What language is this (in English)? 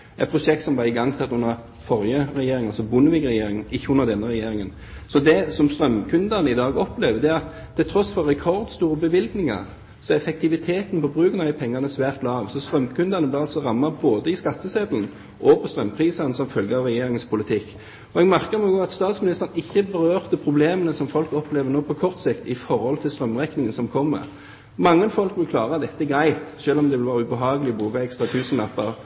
Norwegian Bokmål